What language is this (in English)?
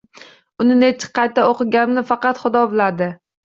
Uzbek